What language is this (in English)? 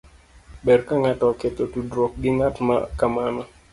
Luo (Kenya and Tanzania)